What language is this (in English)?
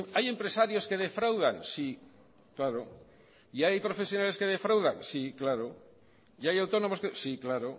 Spanish